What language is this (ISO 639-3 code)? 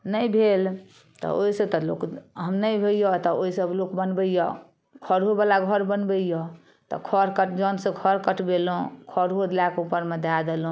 mai